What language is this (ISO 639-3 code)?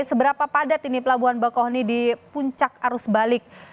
ind